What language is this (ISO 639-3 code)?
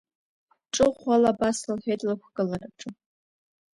abk